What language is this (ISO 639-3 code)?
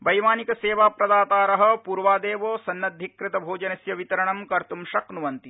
san